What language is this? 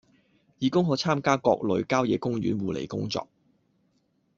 Cantonese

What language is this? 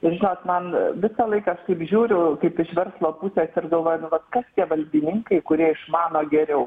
Lithuanian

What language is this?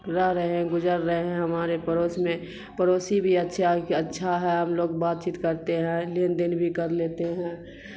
Urdu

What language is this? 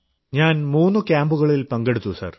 Malayalam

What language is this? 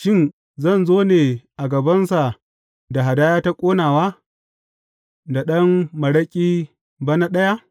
Hausa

